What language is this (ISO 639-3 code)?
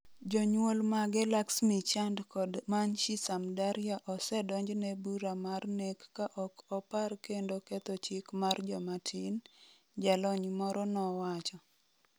luo